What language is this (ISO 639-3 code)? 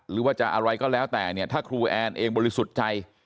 tha